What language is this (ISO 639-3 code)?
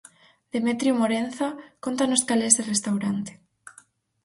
glg